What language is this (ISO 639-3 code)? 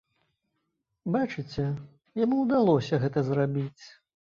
bel